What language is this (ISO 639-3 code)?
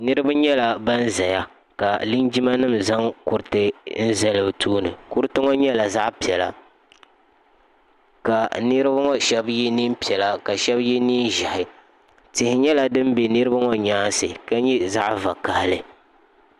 dag